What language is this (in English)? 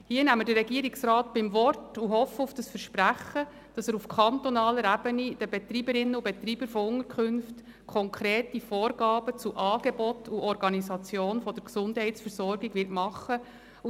Swiss German